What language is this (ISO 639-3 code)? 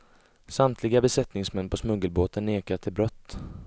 swe